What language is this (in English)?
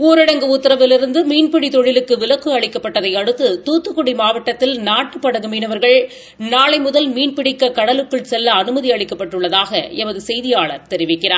Tamil